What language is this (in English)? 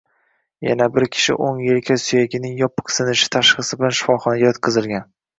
Uzbek